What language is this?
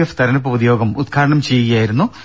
Malayalam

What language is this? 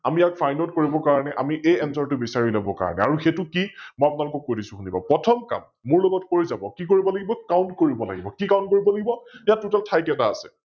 Assamese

